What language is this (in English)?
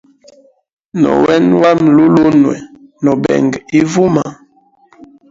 Hemba